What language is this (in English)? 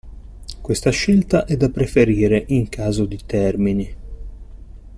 Italian